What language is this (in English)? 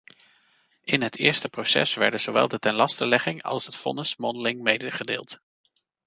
Dutch